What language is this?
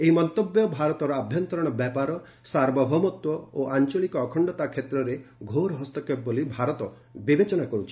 Odia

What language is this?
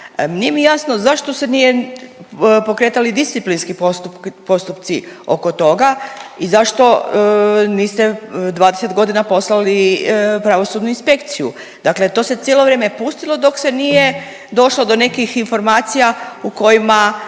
Croatian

